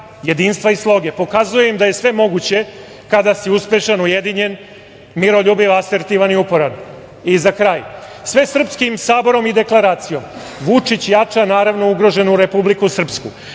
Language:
Serbian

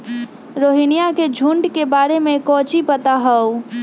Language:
Magahi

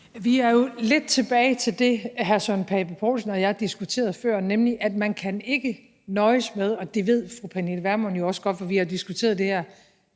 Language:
Danish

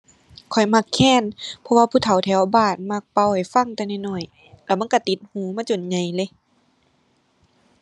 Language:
Thai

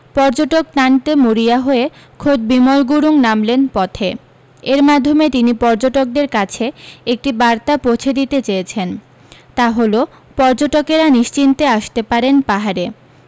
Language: Bangla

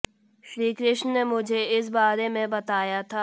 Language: Hindi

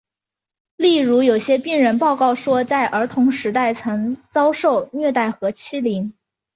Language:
Chinese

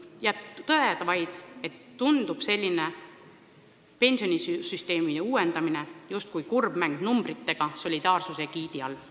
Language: Estonian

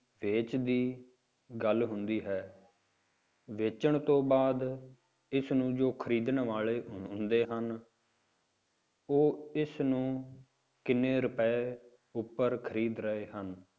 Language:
Punjabi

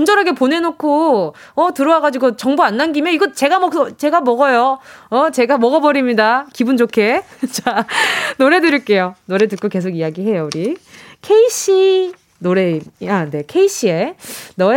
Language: Korean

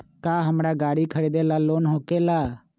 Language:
Magahi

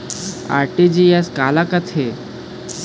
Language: Chhattisgarhi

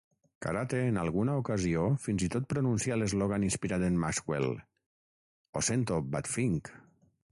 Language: Catalan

